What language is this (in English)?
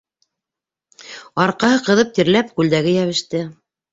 Bashkir